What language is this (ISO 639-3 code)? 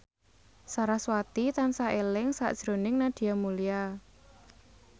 jav